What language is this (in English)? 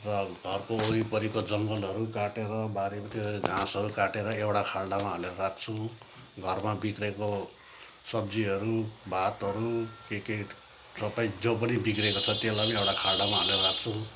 Nepali